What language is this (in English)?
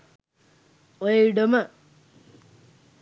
Sinhala